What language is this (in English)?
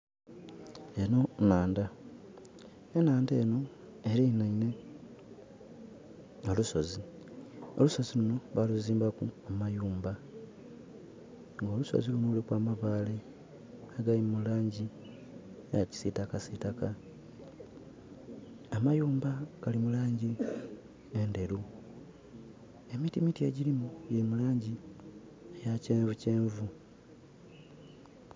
Soga